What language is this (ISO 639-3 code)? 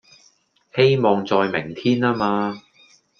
yue